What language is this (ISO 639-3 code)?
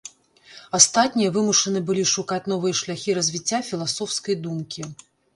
bel